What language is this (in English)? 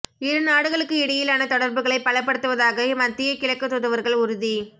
Tamil